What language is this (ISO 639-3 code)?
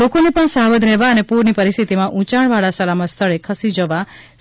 guj